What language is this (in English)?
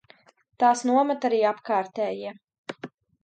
Latvian